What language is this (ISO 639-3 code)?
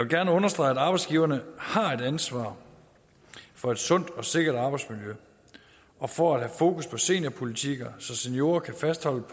dan